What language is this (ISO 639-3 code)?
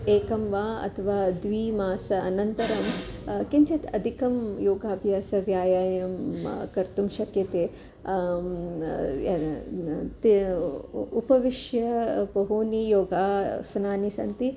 san